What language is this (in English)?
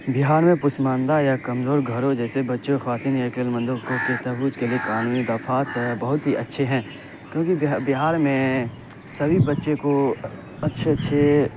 Urdu